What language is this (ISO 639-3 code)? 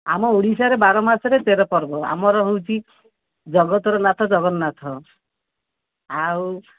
ori